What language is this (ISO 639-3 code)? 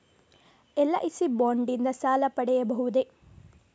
kan